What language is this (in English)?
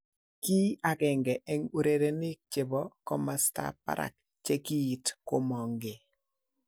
Kalenjin